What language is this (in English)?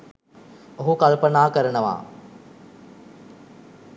Sinhala